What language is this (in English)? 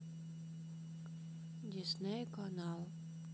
Russian